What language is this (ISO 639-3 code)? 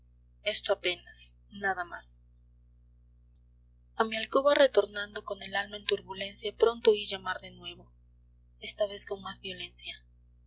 spa